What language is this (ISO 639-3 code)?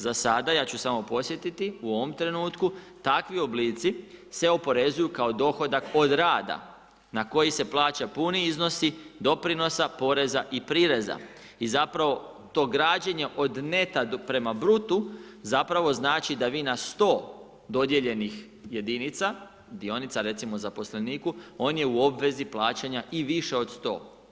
hrv